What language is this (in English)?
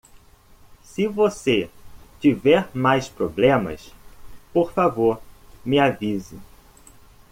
Portuguese